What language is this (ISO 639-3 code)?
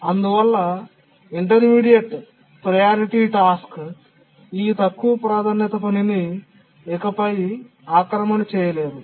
tel